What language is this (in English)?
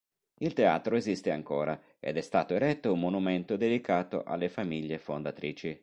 Italian